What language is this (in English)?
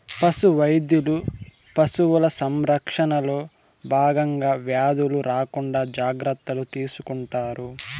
Telugu